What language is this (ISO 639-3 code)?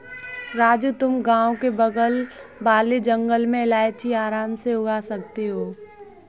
hin